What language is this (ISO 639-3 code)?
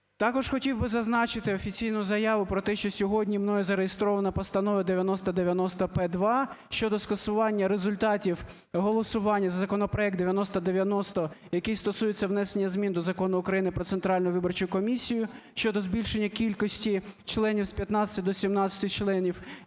ukr